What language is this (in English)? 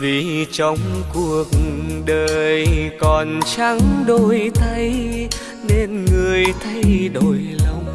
Vietnamese